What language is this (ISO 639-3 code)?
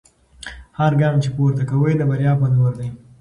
pus